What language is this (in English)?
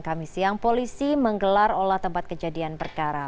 Indonesian